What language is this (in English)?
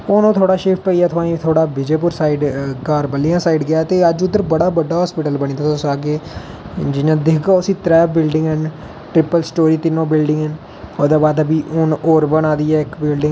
Dogri